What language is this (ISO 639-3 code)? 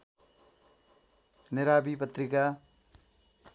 nep